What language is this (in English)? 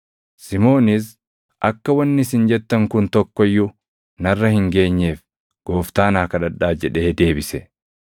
Oromo